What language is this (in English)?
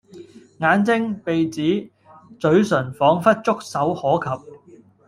Cantonese